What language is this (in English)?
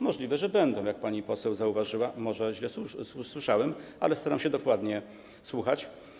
Polish